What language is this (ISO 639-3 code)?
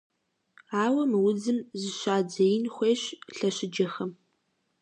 kbd